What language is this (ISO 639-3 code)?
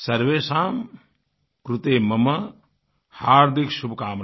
hin